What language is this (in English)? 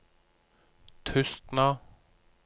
Norwegian